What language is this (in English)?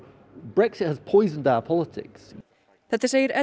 Icelandic